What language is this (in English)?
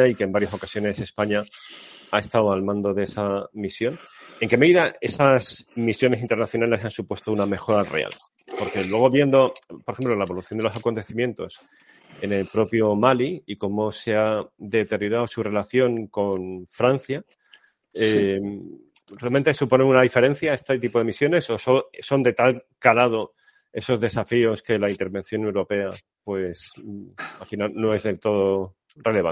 Spanish